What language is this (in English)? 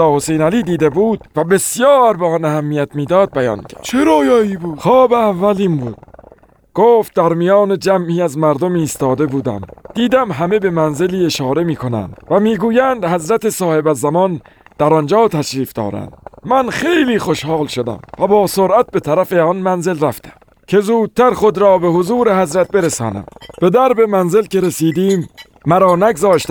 Persian